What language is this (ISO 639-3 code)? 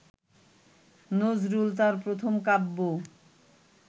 ben